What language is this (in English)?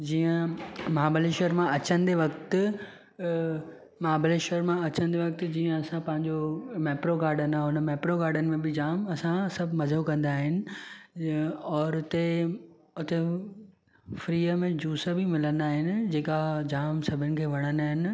Sindhi